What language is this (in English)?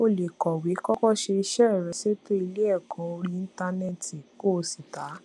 Yoruba